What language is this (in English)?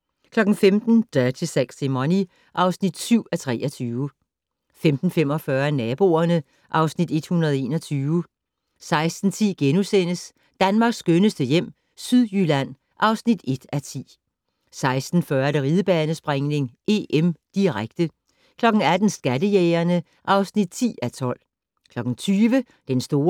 Danish